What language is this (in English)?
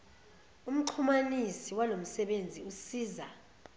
Zulu